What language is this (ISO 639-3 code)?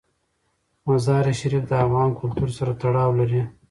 pus